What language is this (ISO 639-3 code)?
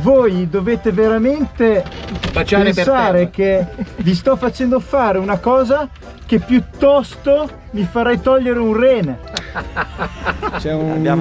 ita